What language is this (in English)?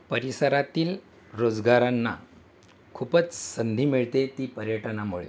Marathi